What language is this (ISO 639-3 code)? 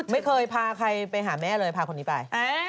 tha